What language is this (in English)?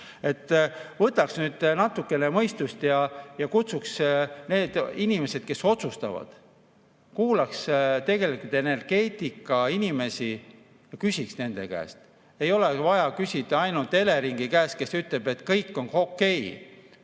Estonian